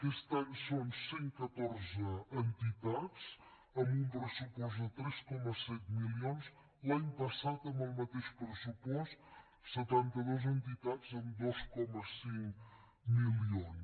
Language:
Catalan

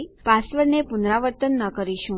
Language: Gujarati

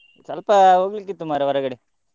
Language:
Kannada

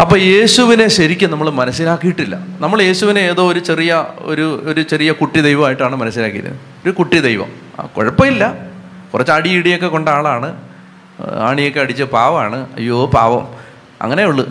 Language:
Malayalam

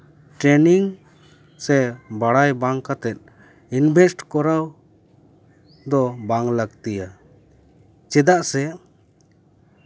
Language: Santali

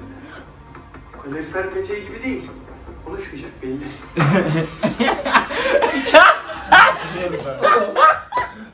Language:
Turkish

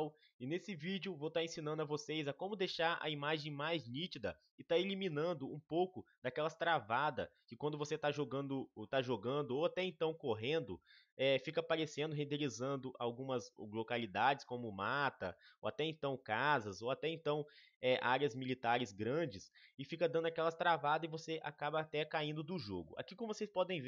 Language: Portuguese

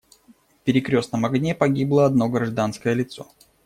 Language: Russian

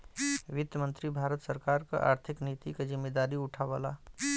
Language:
Bhojpuri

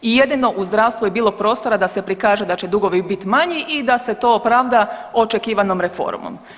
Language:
Croatian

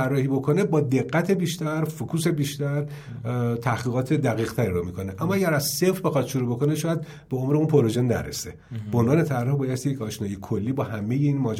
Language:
Persian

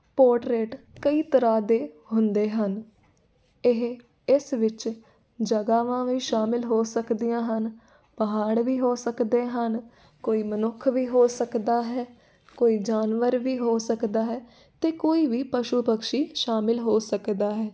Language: Punjabi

